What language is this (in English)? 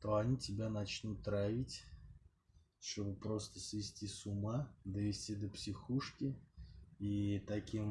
Russian